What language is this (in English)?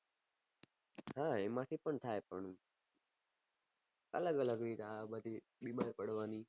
Gujarati